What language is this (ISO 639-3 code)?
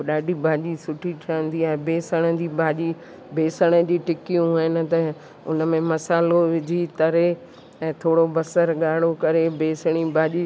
snd